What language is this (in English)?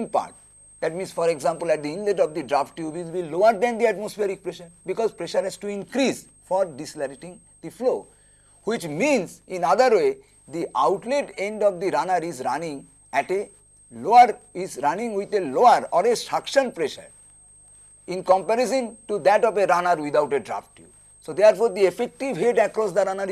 English